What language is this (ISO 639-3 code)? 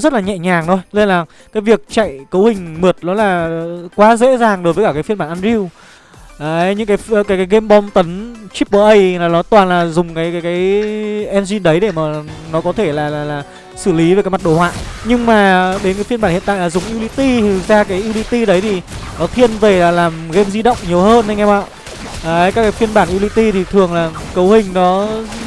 vie